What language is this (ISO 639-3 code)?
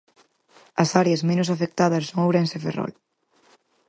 glg